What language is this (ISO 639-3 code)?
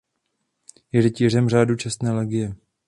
ces